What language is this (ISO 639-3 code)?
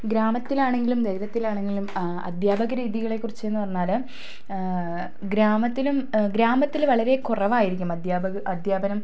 mal